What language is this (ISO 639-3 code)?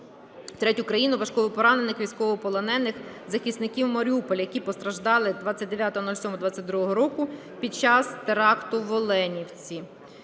ukr